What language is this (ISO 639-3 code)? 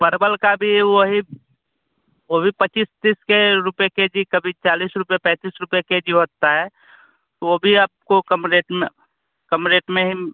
hin